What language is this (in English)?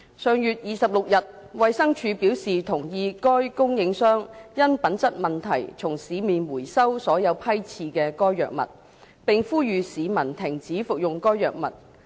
Cantonese